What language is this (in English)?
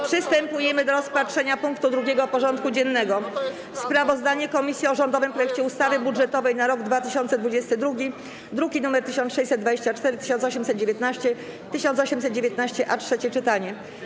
Polish